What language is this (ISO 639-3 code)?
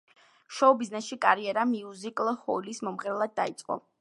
kat